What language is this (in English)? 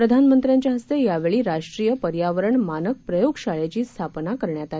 Marathi